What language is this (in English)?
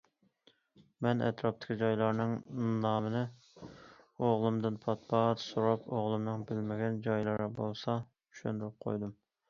Uyghur